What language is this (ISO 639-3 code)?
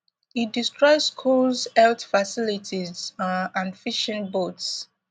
pcm